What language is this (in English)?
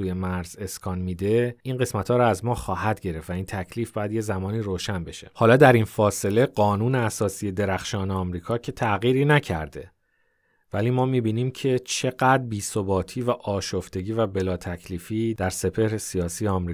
Persian